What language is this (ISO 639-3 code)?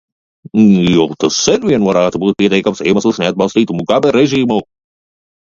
lav